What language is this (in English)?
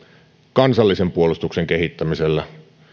Finnish